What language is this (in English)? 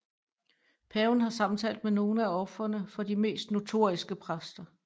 Danish